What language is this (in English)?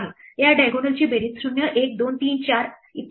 Marathi